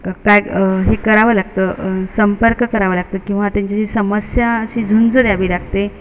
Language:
Marathi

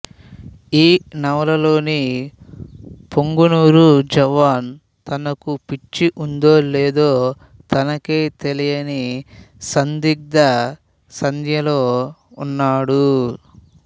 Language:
Telugu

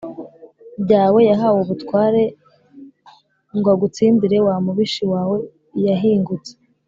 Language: Kinyarwanda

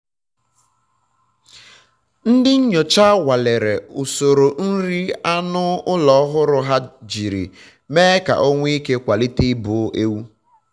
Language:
Igbo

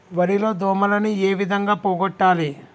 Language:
Telugu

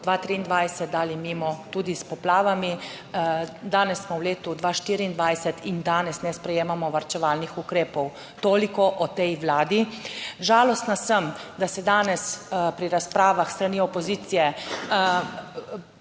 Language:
Slovenian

